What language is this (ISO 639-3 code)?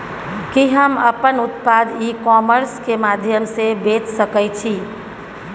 mai